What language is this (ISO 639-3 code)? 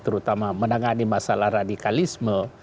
ind